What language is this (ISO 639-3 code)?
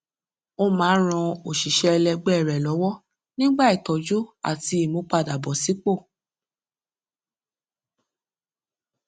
yor